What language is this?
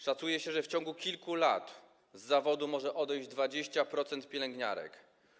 Polish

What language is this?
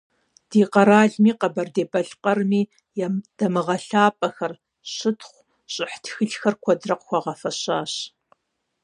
Kabardian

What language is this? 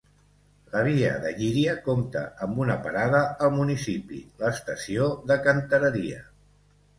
Catalan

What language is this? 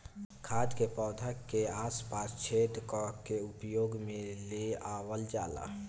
Bhojpuri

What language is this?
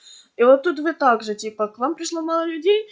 Russian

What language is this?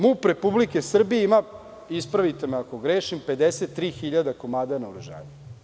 Serbian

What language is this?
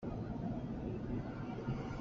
Hakha Chin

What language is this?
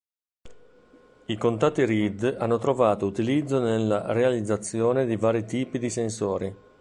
Italian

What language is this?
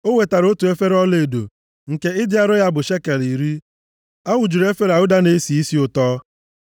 Igbo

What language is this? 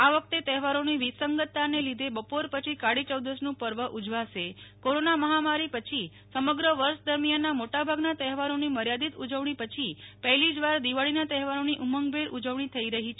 Gujarati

